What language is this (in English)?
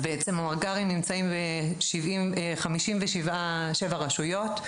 Hebrew